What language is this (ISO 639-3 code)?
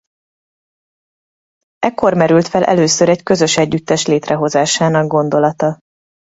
hun